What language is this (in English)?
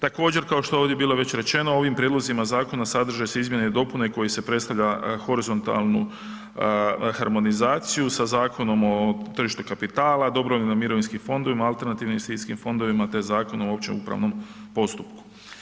Croatian